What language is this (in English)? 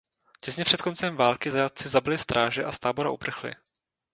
Czech